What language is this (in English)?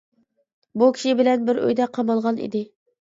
Uyghur